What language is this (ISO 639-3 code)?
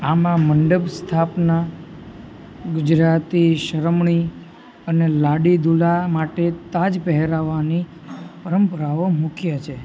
guj